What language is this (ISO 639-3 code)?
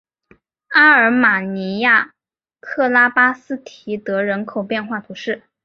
zho